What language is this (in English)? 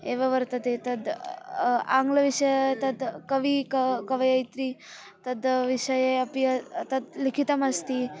Sanskrit